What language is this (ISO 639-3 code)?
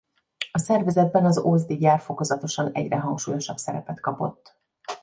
hun